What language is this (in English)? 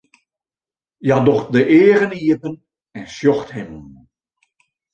Western Frisian